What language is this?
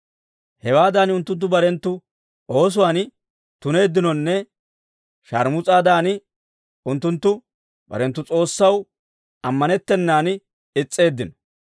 Dawro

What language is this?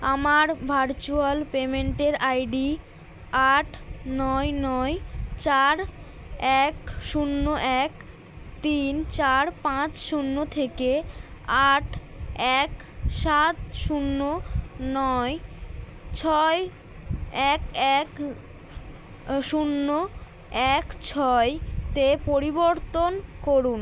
Bangla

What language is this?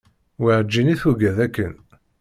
Kabyle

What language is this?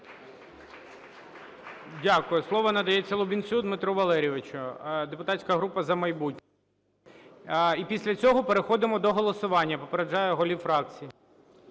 Ukrainian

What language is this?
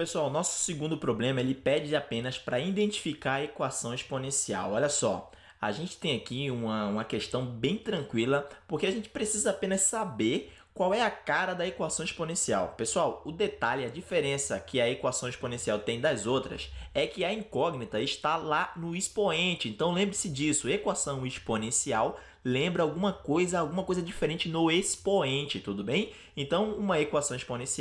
Portuguese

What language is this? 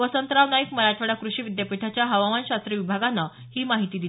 Marathi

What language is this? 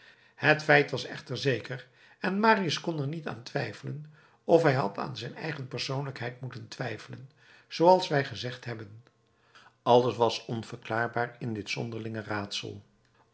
Dutch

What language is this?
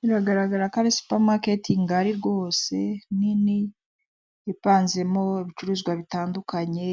Kinyarwanda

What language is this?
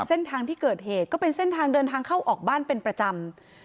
Thai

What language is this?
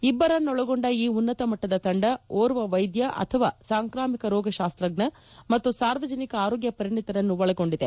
Kannada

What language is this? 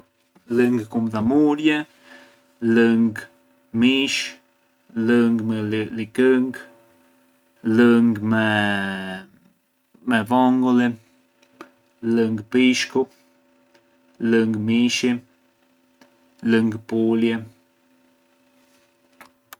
Arbëreshë Albanian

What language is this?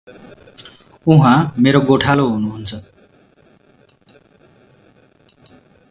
Nepali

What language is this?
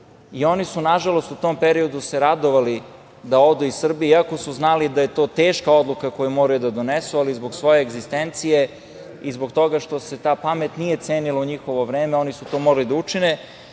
Serbian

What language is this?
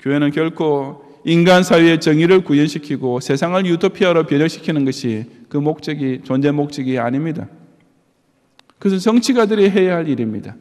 Korean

